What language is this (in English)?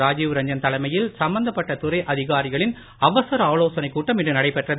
Tamil